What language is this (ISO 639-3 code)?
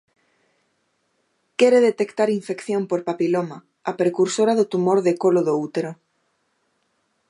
glg